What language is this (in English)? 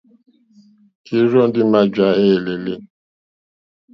Mokpwe